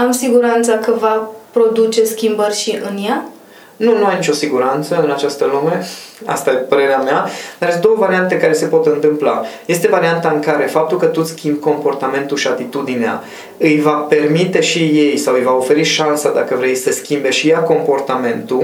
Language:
Romanian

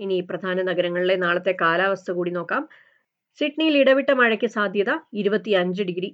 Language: Malayalam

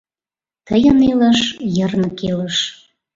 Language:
Mari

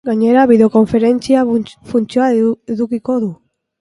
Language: Basque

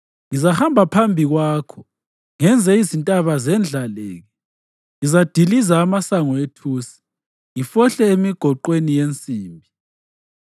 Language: North Ndebele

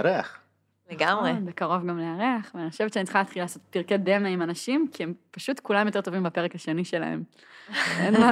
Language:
Hebrew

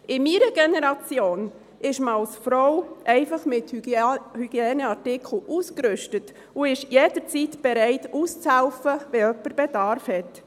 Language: Swiss German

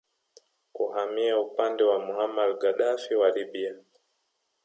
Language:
Swahili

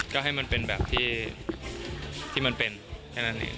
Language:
Thai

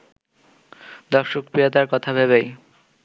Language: Bangla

